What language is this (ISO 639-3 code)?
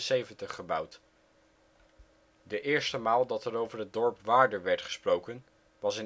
nld